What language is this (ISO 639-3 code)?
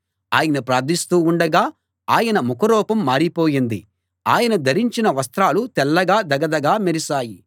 tel